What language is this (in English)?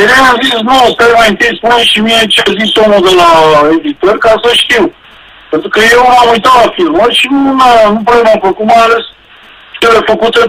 Romanian